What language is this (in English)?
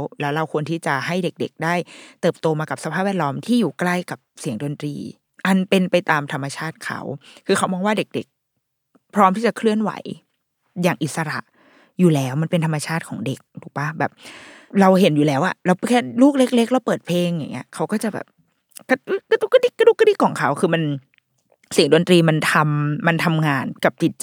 Thai